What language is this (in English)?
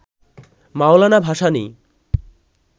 Bangla